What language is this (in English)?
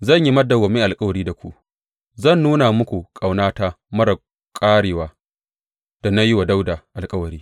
Hausa